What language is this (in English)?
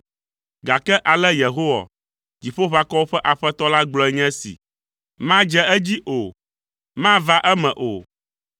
Ewe